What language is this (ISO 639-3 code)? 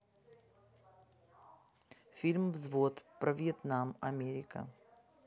rus